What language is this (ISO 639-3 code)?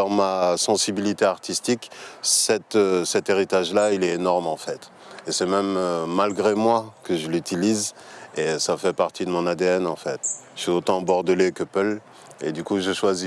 fra